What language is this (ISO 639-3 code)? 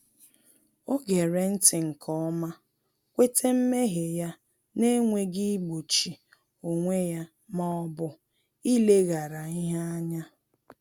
ibo